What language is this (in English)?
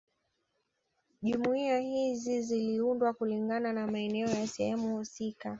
Swahili